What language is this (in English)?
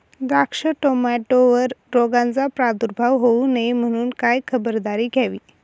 Marathi